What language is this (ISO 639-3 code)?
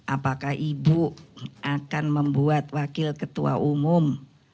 ind